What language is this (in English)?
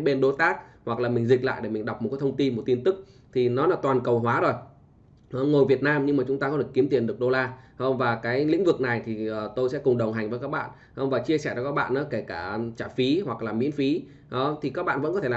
Vietnamese